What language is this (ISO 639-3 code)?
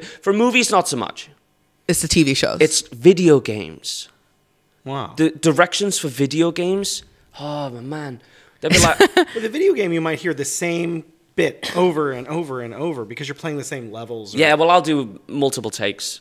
eng